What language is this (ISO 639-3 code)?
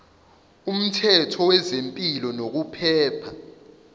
zul